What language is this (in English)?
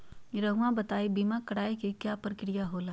Magahi